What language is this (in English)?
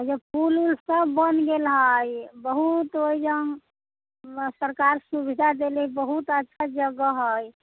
Maithili